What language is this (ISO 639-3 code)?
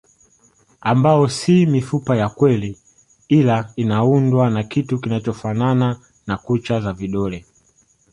swa